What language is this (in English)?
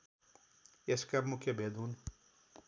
Nepali